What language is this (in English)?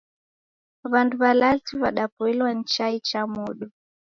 Taita